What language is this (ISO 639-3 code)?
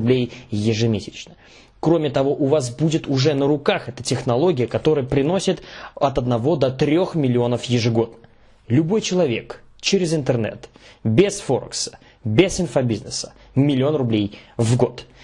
rus